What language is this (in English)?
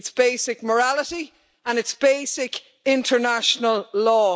English